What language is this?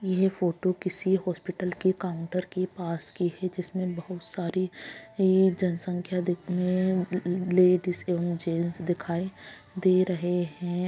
Magahi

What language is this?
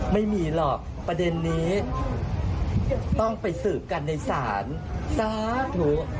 Thai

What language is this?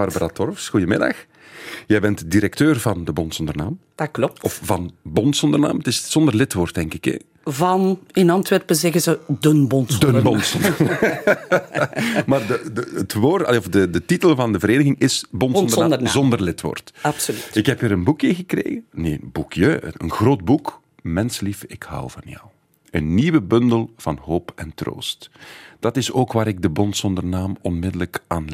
Dutch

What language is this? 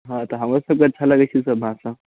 Maithili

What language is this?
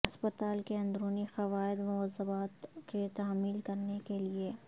Urdu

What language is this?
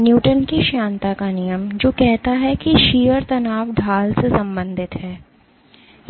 Hindi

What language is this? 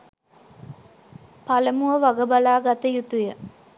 Sinhala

